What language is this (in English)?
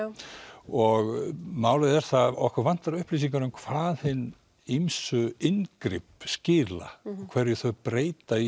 Icelandic